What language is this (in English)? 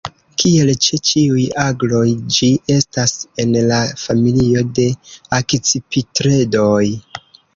Esperanto